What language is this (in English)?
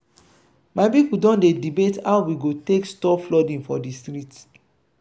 Nigerian Pidgin